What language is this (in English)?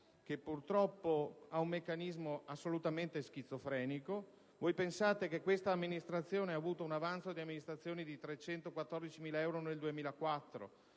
Italian